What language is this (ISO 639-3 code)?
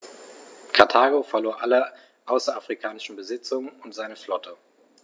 deu